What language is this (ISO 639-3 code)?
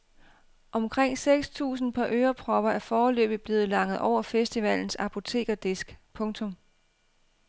dan